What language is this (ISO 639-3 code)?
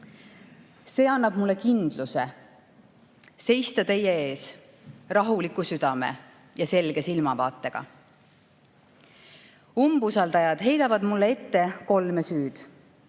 est